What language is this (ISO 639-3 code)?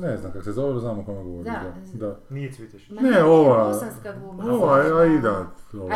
hrv